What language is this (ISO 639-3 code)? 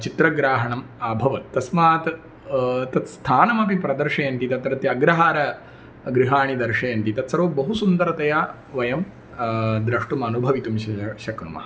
san